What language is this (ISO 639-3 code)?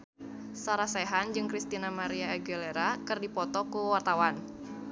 sun